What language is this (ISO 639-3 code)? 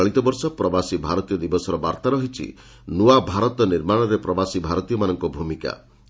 ori